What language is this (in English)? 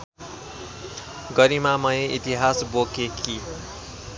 Nepali